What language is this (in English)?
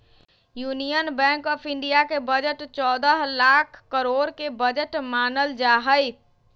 Magahi